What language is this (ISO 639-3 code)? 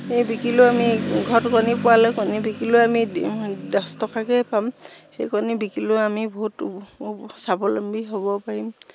asm